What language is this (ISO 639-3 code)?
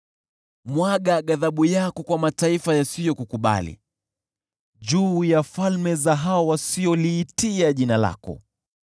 swa